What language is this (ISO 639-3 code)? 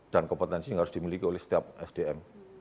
ind